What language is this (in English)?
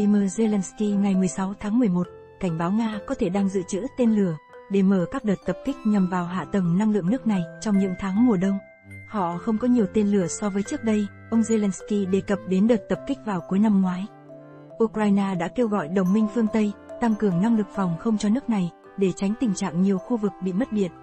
Vietnamese